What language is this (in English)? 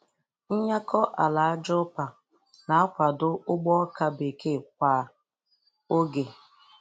Igbo